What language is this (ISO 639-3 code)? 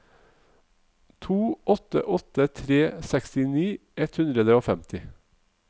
nor